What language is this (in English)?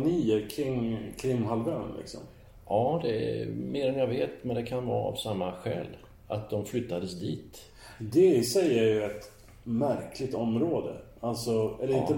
Swedish